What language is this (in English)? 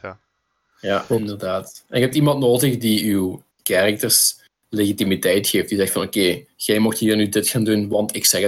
Dutch